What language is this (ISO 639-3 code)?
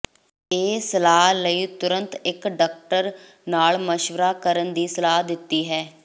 pan